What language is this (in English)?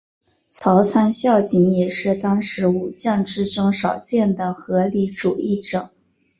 Chinese